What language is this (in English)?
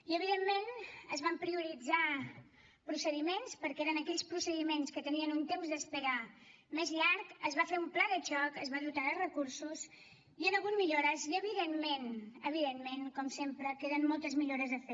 Catalan